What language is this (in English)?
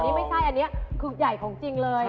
Thai